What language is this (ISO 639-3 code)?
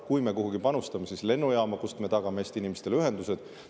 est